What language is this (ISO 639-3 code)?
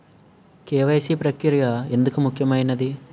tel